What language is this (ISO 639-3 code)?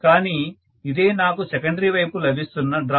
tel